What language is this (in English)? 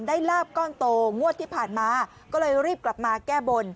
Thai